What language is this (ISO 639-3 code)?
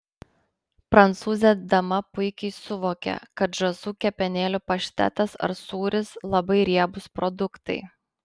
lit